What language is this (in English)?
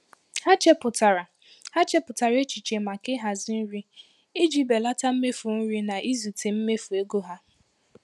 Igbo